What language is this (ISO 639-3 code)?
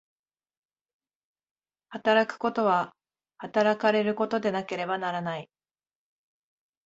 jpn